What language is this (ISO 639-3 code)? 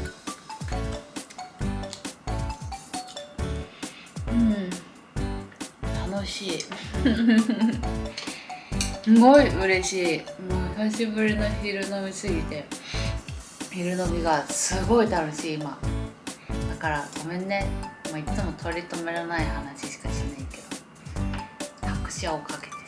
jpn